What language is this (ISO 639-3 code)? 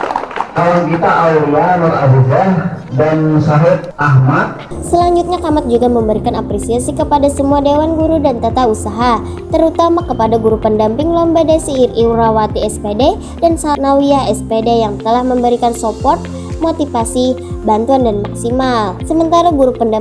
ind